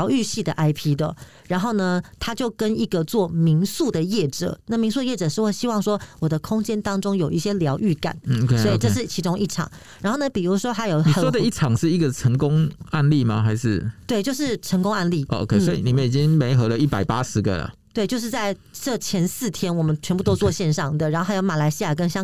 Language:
Chinese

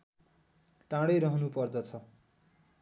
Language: Nepali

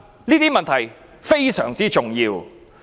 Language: Cantonese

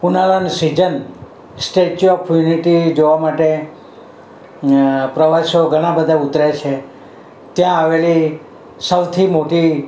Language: Gujarati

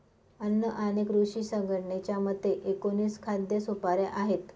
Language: Marathi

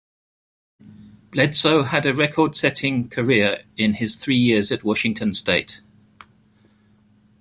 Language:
English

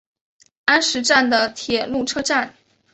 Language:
Chinese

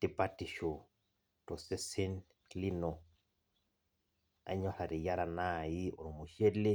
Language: Masai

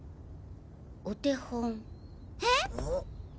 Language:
Japanese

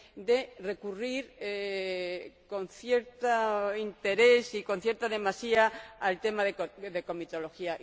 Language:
Spanish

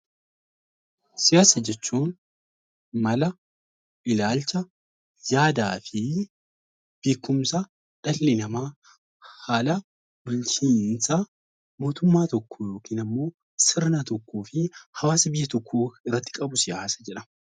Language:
Oromo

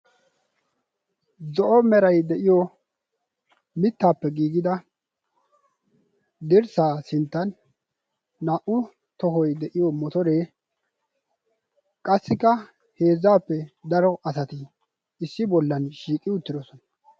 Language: Wolaytta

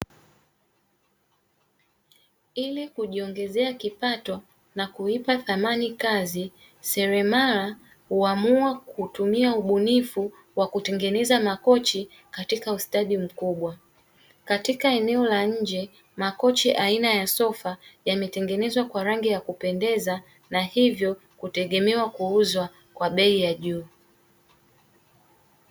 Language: Swahili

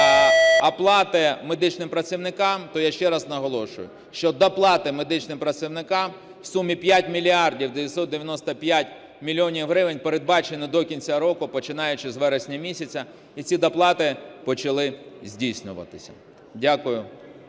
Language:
Ukrainian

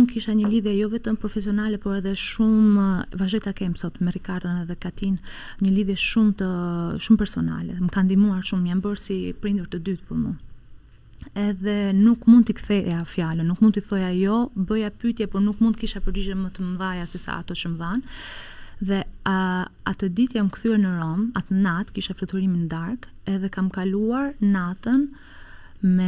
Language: Romanian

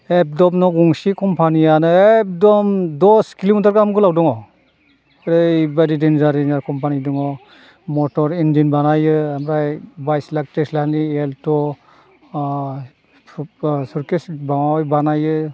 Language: Bodo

